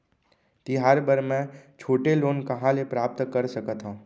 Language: Chhattisgarhi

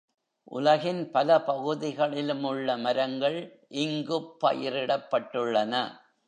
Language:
Tamil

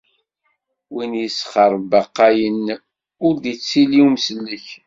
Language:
Kabyle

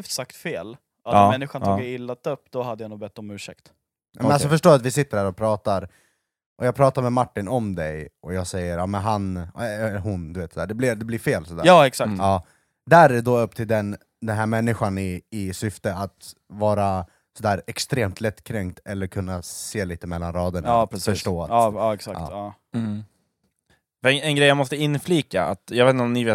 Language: Swedish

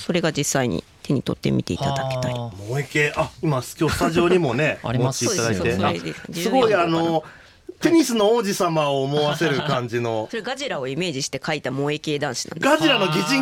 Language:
Japanese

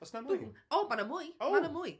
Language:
Welsh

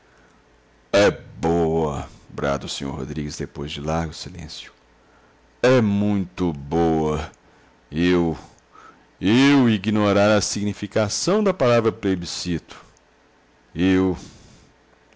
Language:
Portuguese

